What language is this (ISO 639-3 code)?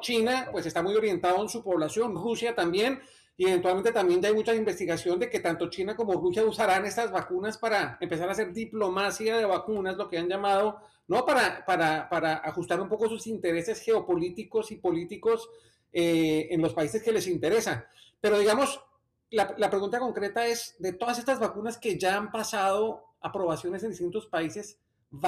spa